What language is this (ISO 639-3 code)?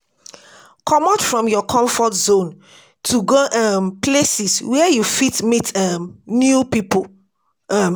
pcm